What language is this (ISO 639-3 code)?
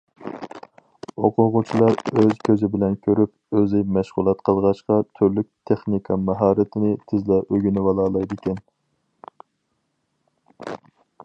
uig